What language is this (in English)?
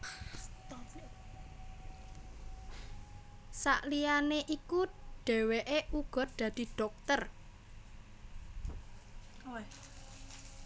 Javanese